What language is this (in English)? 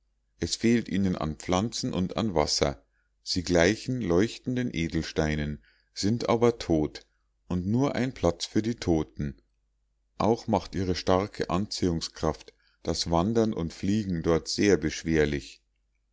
German